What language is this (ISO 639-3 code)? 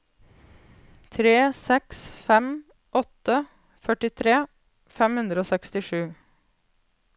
nor